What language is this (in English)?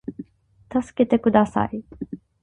Japanese